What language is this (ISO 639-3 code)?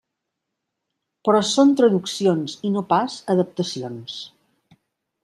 cat